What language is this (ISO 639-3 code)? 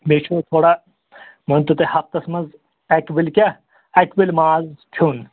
kas